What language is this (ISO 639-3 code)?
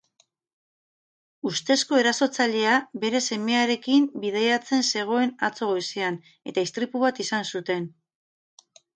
eus